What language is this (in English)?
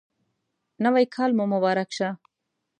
Pashto